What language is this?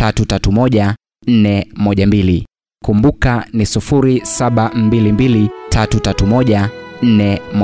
Swahili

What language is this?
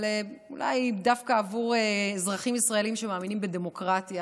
Hebrew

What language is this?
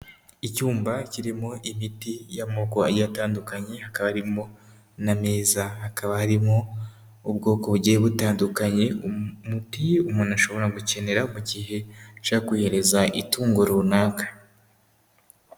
Kinyarwanda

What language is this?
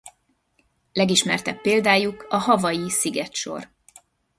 Hungarian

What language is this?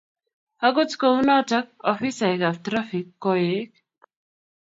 Kalenjin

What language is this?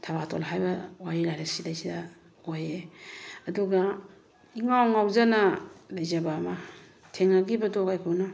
Manipuri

